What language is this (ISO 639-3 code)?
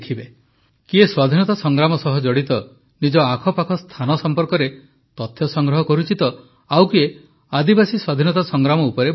ori